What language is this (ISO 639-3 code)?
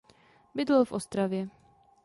ces